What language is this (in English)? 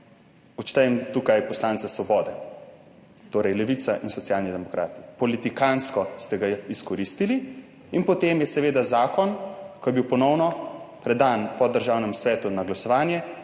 Slovenian